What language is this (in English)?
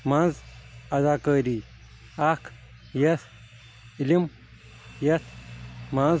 Kashmiri